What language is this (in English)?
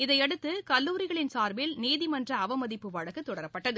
Tamil